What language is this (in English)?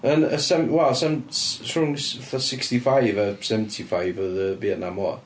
Welsh